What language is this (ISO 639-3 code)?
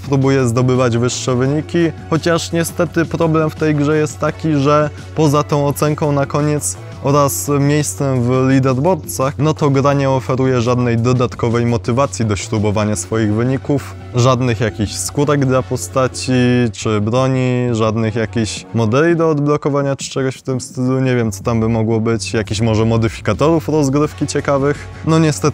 pol